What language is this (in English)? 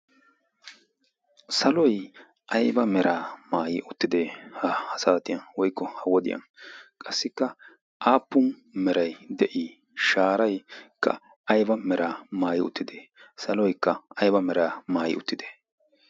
Wolaytta